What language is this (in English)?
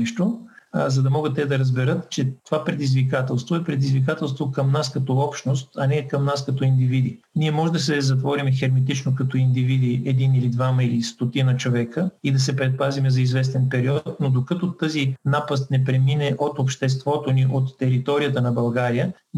Bulgarian